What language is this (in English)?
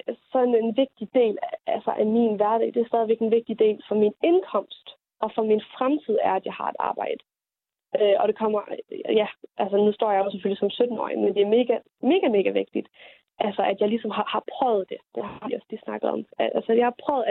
Danish